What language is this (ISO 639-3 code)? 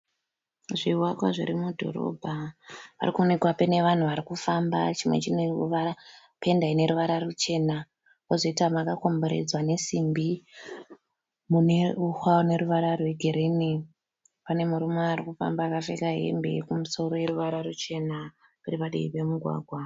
sna